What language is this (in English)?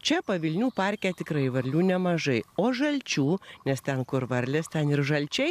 Lithuanian